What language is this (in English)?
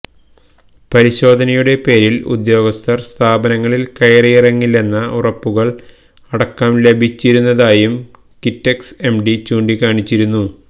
Malayalam